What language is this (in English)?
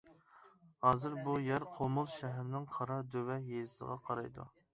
Uyghur